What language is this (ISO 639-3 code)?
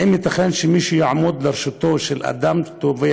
heb